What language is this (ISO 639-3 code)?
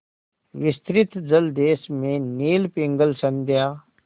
hin